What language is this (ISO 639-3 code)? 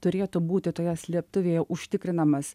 lit